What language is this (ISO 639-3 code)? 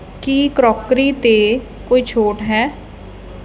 pan